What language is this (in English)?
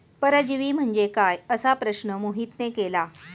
Marathi